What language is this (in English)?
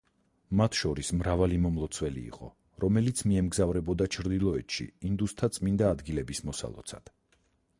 Georgian